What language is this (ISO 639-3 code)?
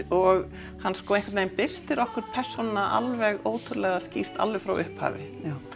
isl